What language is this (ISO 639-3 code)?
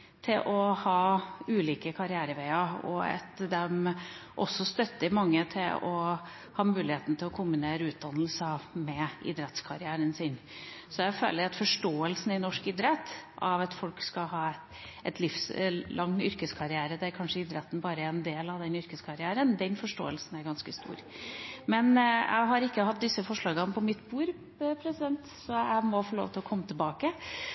nob